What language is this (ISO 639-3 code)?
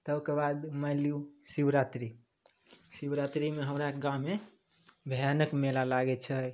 mai